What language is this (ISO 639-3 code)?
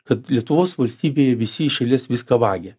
lit